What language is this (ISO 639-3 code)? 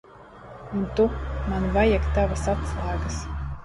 lav